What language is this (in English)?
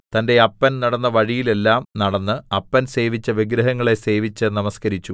Malayalam